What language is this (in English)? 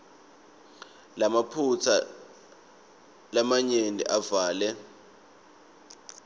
Swati